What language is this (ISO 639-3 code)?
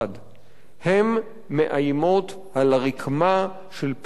heb